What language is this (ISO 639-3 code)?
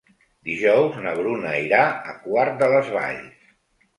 cat